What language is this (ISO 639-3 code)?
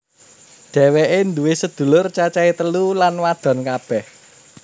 jav